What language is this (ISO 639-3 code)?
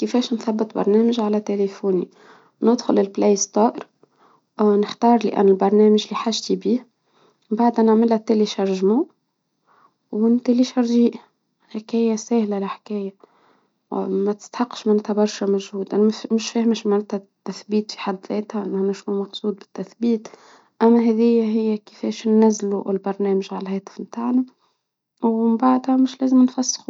aeb